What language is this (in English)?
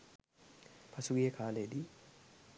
Sinhala